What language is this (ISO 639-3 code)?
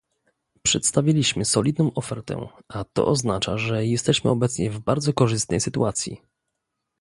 pol